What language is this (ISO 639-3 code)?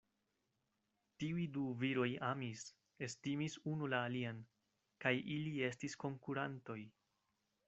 epo